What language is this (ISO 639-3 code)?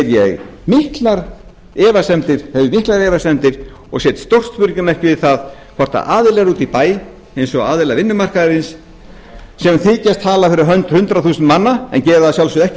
isl